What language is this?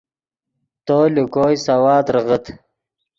Yidgha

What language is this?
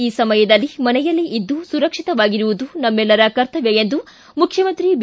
Kannada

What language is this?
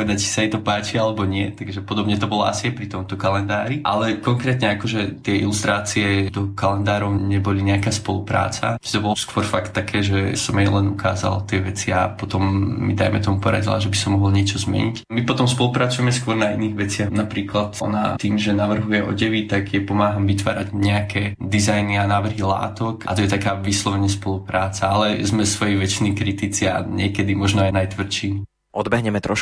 Slovak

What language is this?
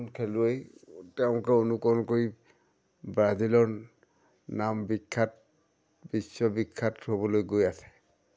Assamese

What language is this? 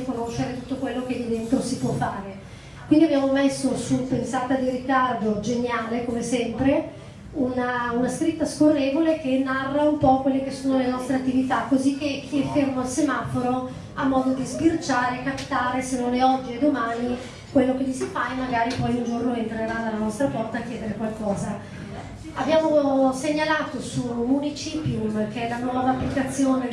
Italian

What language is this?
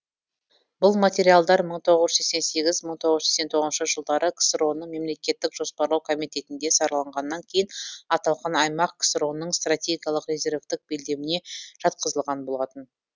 Kazakh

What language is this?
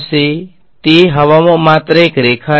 Gujarati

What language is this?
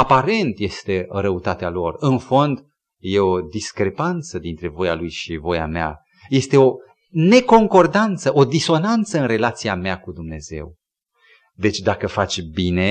Romanian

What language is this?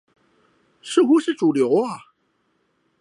Chinese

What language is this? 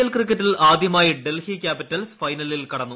Malayalam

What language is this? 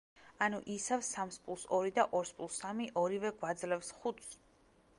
Georgian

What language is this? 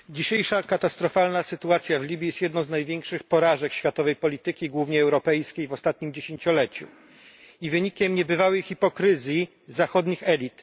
Polish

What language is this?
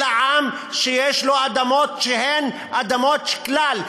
Hebrew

